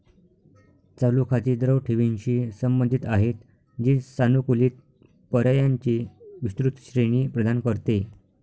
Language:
Marathi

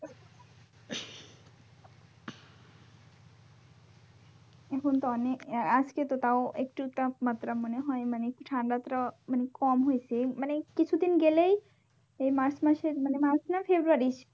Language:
Bangla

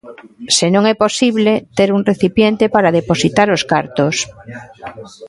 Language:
Galician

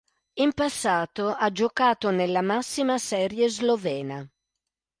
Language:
Italian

